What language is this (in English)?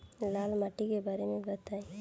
Bhojpuri